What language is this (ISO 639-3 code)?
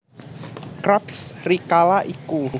jav